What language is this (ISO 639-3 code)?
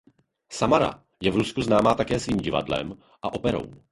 ces